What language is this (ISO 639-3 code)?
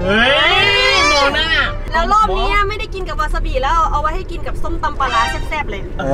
tha